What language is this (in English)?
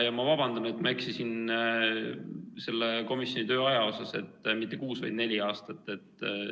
Estonian